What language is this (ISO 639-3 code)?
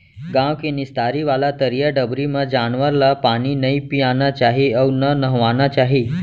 hne